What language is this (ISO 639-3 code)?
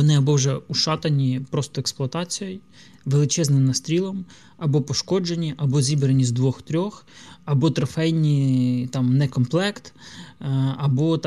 ukr